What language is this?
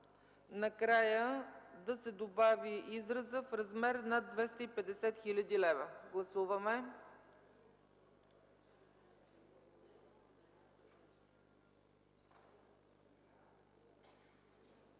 Bulgarian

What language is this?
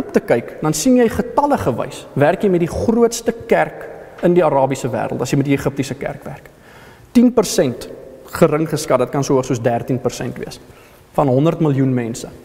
Dutch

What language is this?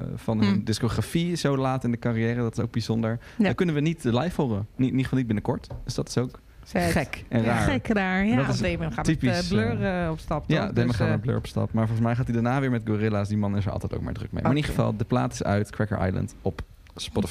Dutch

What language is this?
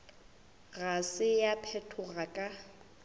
Northern Sotho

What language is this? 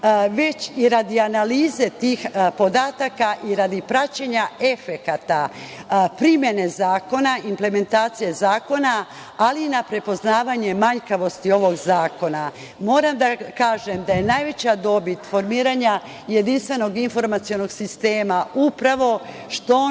Serbian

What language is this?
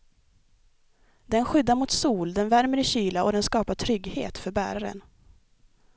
Swedish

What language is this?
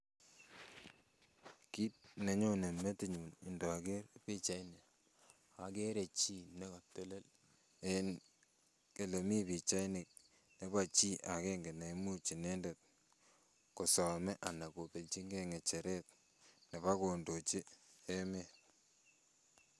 Kalenjin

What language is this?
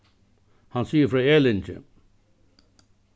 Faroese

